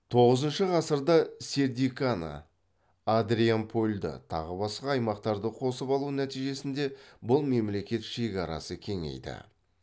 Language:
Kazakh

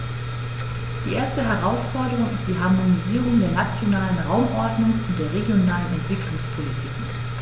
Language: German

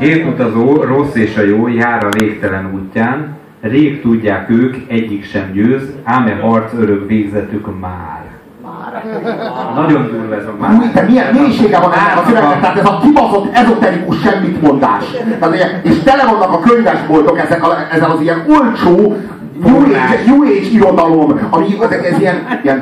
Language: Hungarian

